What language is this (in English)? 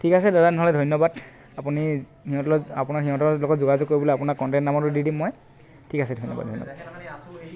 Assamese